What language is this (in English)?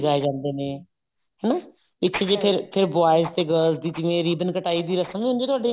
Punjabi